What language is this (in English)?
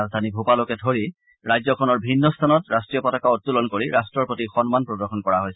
Assamese